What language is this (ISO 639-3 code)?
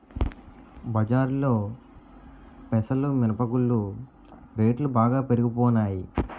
tel